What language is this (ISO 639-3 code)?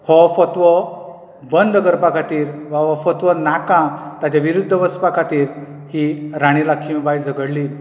kok